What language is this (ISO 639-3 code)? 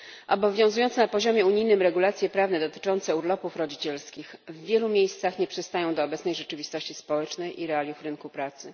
pol